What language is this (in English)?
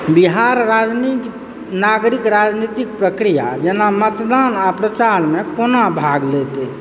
Maithili